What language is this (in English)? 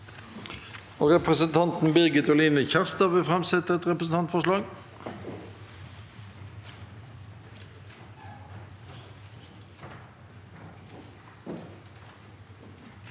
Norwegian